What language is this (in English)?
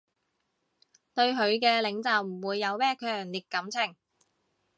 Cantonese